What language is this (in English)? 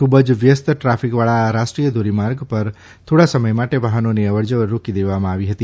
Gujarati